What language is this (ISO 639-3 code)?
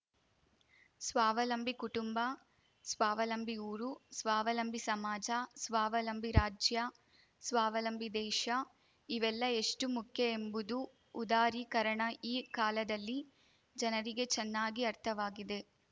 kan